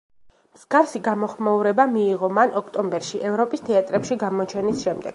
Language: Georgian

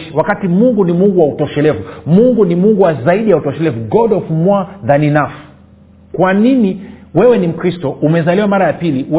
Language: Swahili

